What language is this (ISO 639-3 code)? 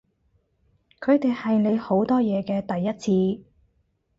yue